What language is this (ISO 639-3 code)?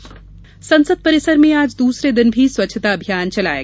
hin